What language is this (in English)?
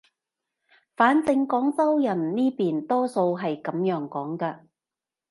Cantonese